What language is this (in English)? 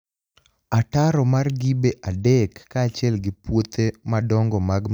Luo (Kenya and Tanzania)